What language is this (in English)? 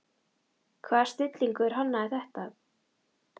Icelandic